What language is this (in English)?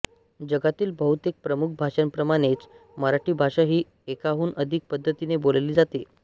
Marathi